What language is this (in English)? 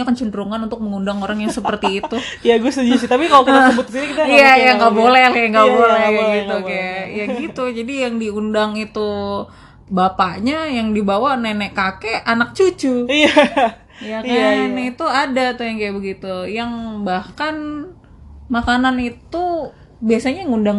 Indonesian